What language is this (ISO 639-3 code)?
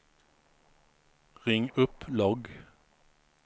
swe